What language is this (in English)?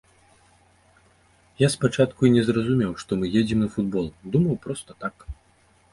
Belarusian